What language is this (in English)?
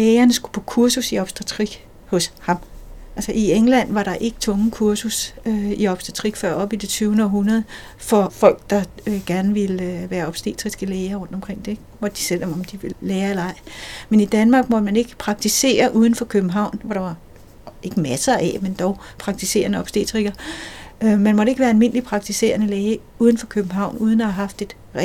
Danish